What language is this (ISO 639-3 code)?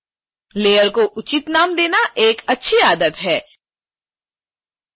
hin